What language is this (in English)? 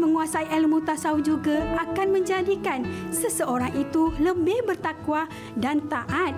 Malay